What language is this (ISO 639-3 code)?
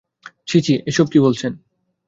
ben